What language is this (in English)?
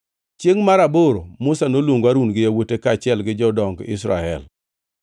Luo (Kenya and Tanzania)